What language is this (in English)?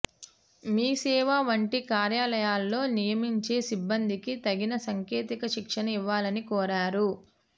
Telugu